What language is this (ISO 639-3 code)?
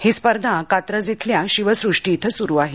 mar